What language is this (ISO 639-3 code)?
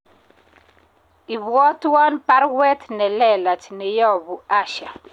kln